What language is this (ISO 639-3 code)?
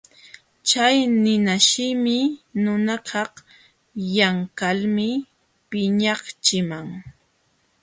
qxw